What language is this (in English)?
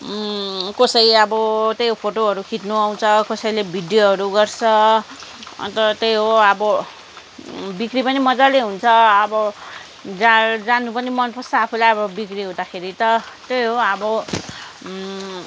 Nepali